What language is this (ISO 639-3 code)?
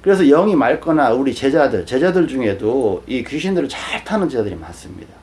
kor